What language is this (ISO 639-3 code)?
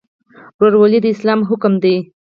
pus